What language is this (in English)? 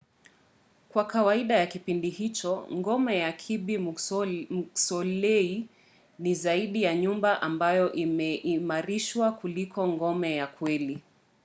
Swahili